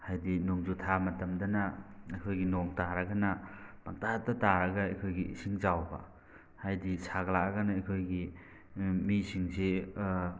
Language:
Manipuri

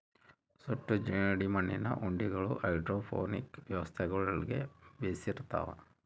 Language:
Kannada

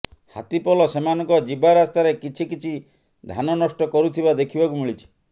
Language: Odia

